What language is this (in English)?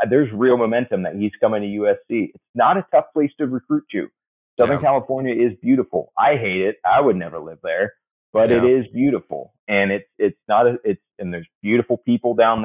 English